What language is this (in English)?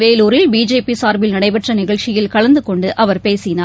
Tamil